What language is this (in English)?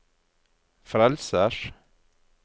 Norwegian